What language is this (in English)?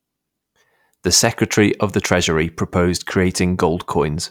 English